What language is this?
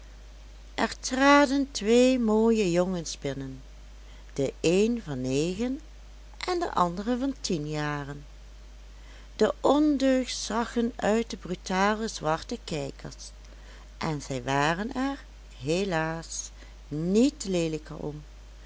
Dutch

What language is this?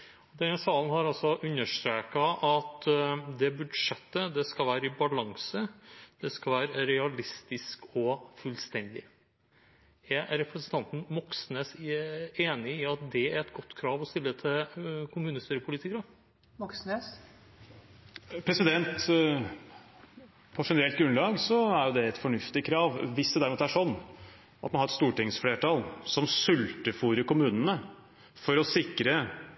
Norwegian Bokmål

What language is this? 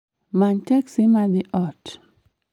Luo (Kenya and Tanzania)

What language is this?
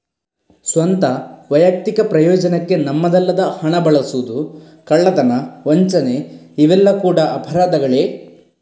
Kannada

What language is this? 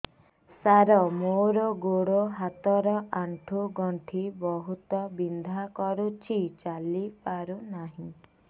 Odia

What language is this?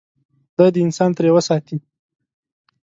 Pashto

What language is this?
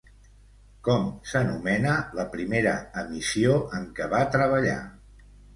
Catalan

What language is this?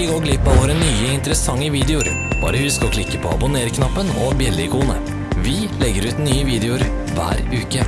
Norwegian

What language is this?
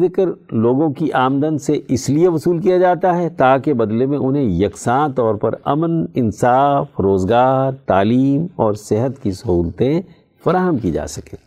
Urdu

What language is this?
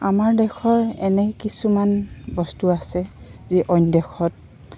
Assamese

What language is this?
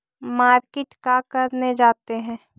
Magahi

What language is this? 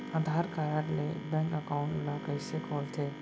Chhattisgarhi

